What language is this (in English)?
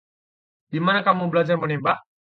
Indonesian